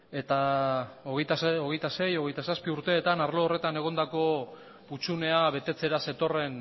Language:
Basque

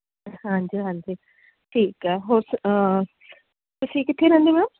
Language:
Punjabi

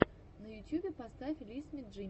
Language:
Russian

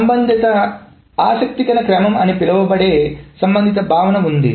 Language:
Telugu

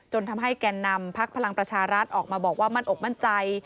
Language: Thai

